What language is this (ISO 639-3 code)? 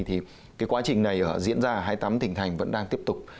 vie